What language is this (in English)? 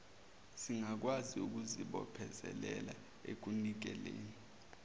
Zulu